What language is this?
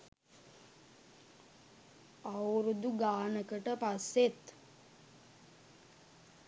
Sinhala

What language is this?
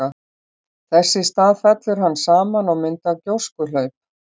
Icelandic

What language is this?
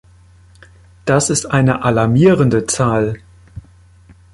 German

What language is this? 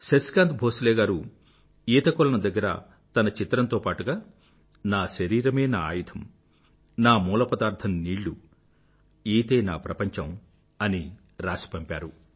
Telugu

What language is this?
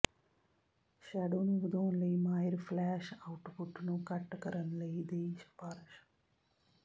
Punjabi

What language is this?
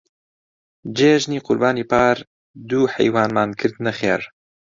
Central Kurdish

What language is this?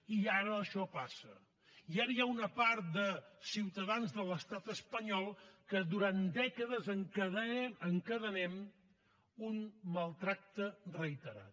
Catalan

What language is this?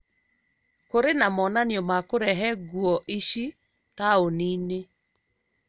Kikuyu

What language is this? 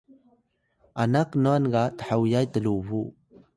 Atayal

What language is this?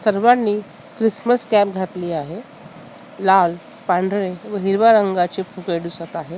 Marathi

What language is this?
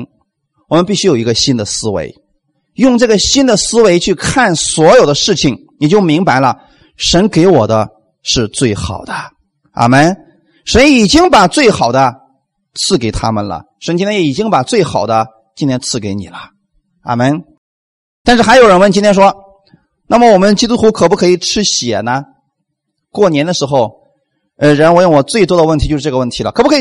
Chinese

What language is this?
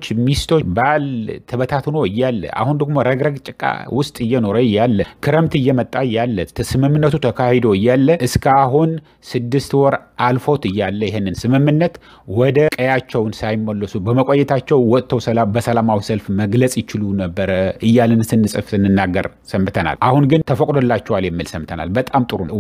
Arabic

